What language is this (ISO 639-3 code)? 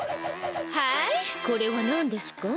jpn